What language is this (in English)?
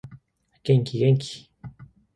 Japanese